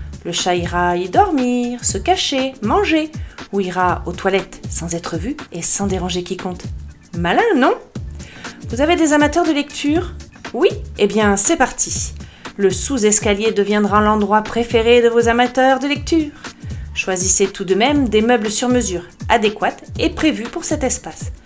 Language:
French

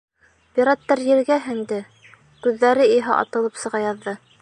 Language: Bashkir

